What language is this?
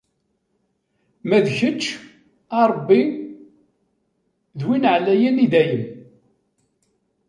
Kabyle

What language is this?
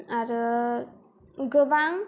Bodo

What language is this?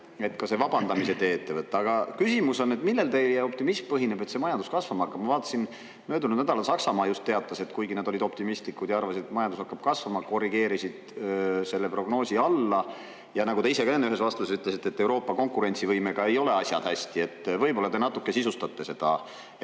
Estonian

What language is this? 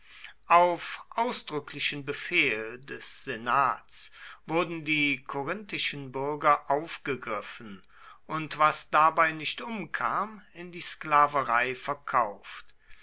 German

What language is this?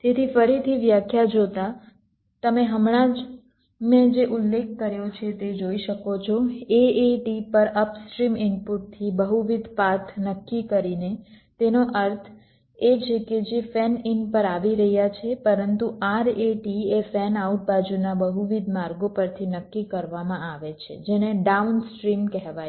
Gujarati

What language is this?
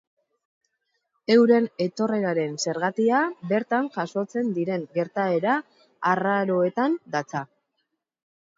Basque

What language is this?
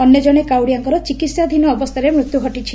Odia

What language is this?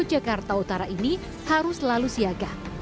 Indonesian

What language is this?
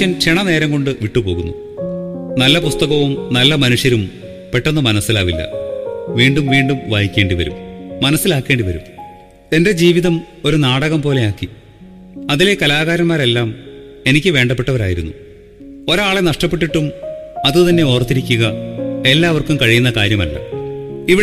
Malayalam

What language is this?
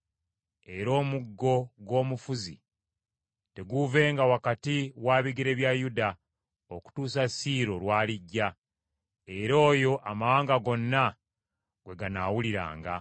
Ganda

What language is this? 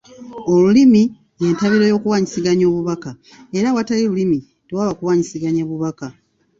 Ganda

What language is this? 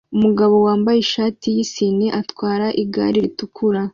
Kinyarwanda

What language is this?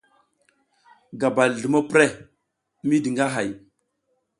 South Giziga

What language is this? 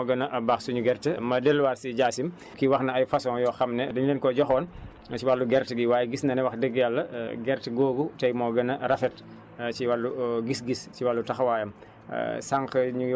Wolof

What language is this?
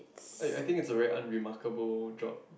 English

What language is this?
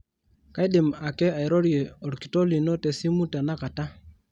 Masai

